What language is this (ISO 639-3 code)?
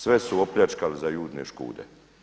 hrv